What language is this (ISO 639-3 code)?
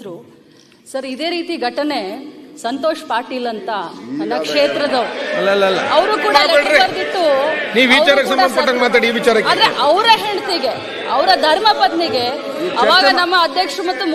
kan